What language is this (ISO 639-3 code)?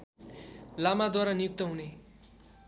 nep